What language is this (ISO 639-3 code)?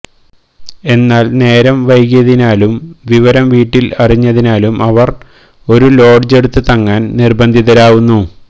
mal